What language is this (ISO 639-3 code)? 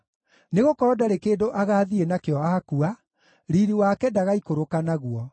kik